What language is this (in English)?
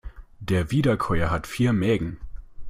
German